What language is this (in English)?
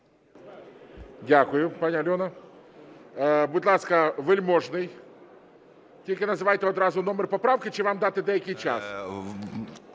Ukrainian